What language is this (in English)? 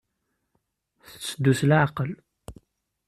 Kabyle